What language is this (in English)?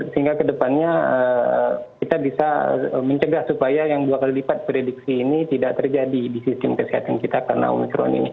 Indonesian